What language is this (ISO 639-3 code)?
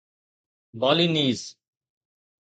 snd